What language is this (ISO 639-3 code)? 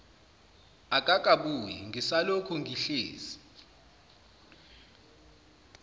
zul